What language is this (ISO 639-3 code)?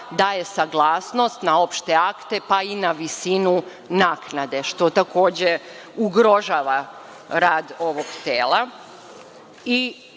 srp